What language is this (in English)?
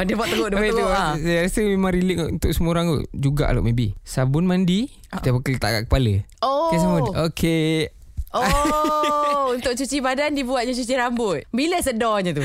Malay